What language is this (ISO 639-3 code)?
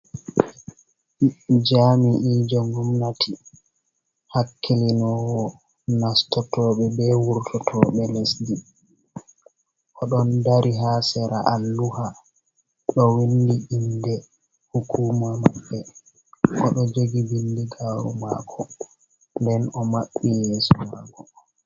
ful